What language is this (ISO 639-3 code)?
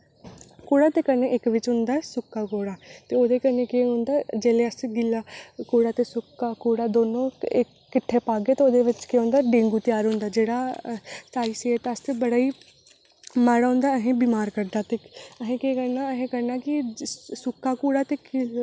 doi